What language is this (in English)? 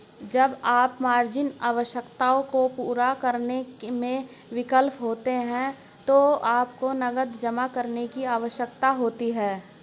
Hindi